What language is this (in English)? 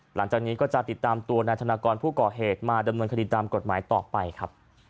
Thai